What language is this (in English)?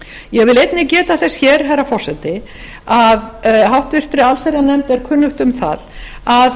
Icelandic